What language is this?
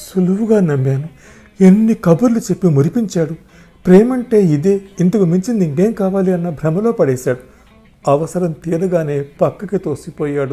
Telugu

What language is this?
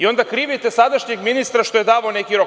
Serbian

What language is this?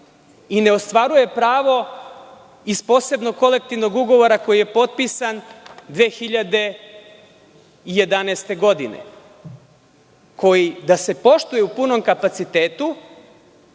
Serbian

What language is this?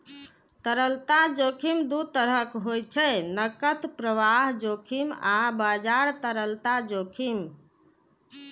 Maithili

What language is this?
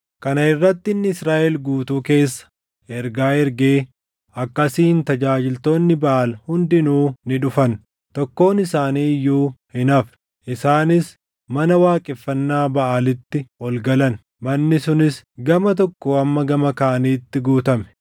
Oromo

